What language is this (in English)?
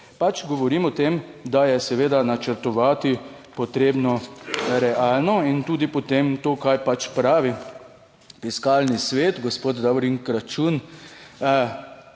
Slovenian